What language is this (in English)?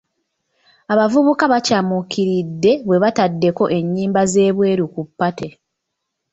Ganda